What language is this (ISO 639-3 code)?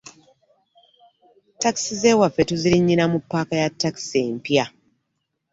lug